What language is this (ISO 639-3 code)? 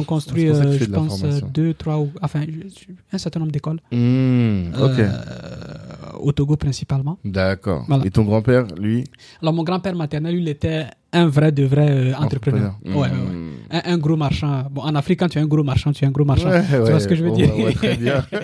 fra